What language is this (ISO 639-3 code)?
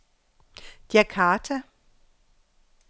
dan